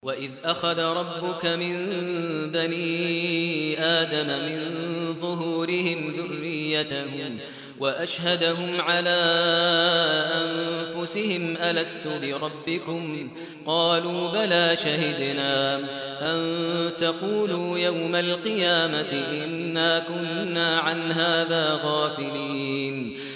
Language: Arabic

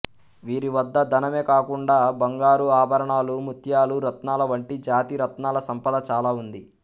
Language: Telugu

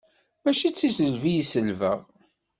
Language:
Kabyle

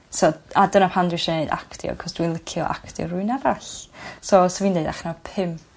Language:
Welsh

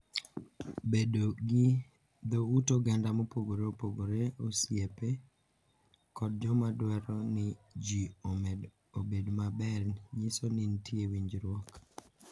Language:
Luo (Kenya and Tanzania)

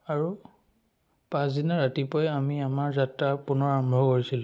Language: Assamese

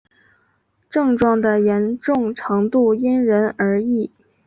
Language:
Chinese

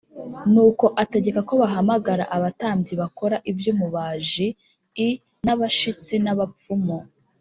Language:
Kinyarwanda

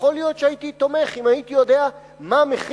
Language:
Hebrew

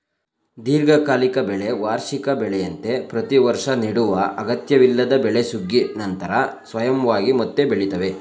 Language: Kannada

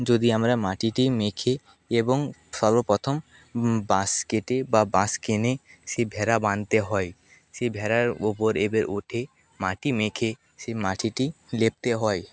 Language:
Bangla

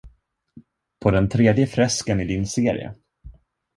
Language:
Swedish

